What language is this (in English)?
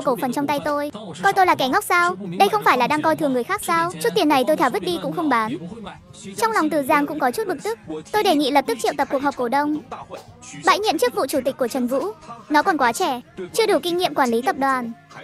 Vietnamese